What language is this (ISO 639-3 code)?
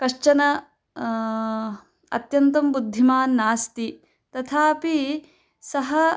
san